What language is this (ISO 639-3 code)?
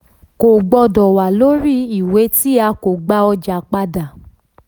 yor